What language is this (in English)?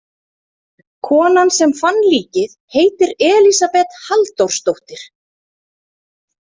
Icelandic